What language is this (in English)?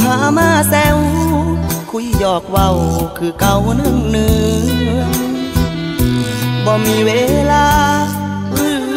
Thai